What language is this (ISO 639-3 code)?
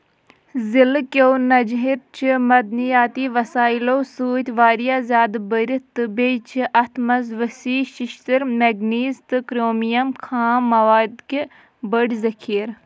kas